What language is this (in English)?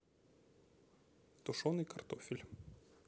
Russian